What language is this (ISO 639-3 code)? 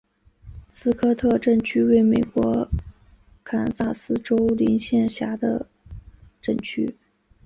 zho